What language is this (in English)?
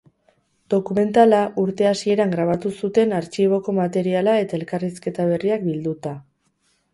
Basque